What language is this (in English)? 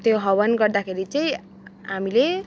Nepali